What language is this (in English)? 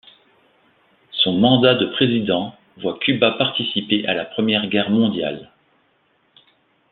French